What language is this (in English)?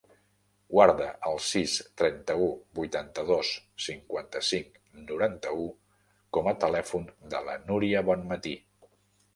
Catalan